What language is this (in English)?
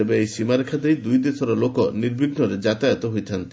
Odia